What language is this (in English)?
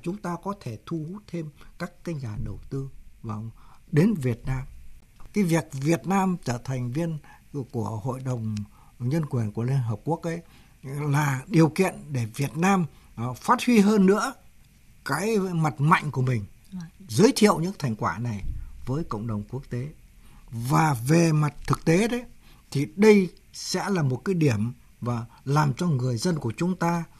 Vietnamese